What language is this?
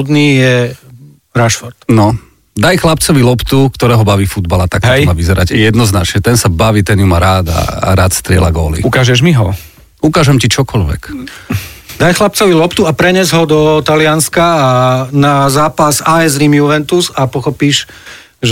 Slovak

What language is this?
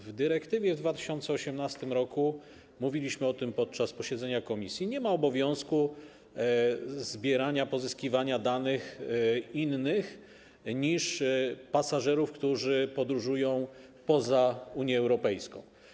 Polish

